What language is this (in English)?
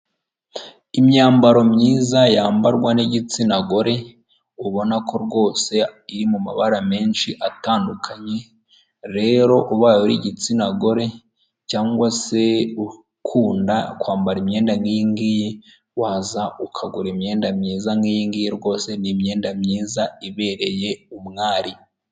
Kinyarwanda